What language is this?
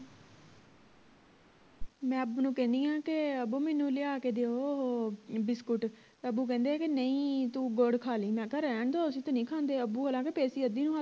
Punjabi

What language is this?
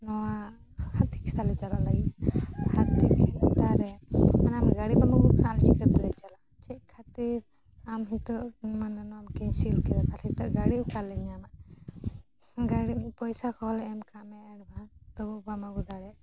Santali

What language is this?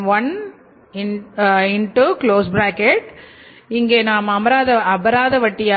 Tamil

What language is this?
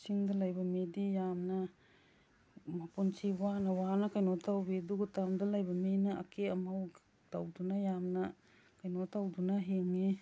Manipuri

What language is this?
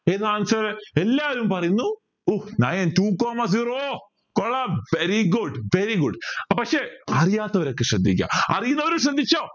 Malayalam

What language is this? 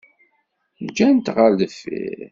Kabyle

